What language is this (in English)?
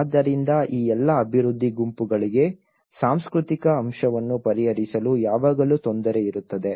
Kannada